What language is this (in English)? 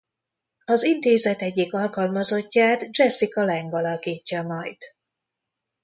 Hungarian